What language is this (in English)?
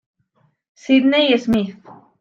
Spanish